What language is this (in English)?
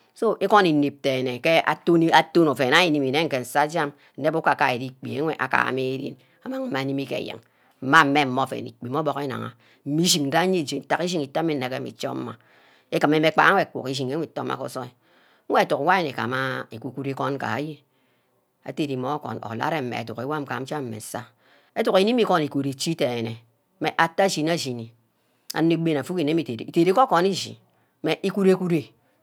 Ubaghara